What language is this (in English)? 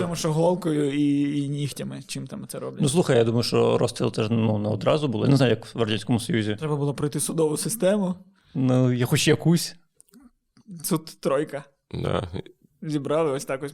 Ukrainian